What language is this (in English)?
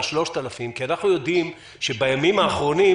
Hebrew